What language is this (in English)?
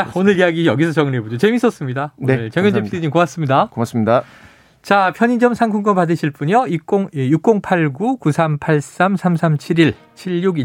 Korean